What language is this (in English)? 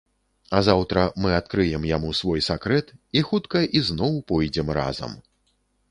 Belarusian